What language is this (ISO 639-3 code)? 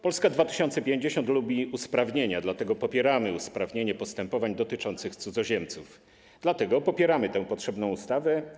pol